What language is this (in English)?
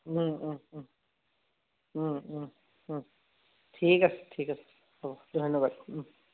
Assamese